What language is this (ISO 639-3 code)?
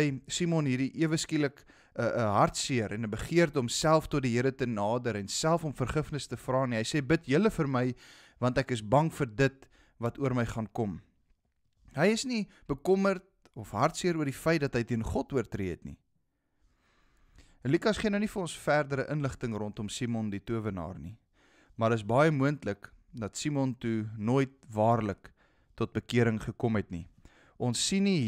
nld